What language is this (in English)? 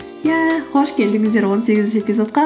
Kazakh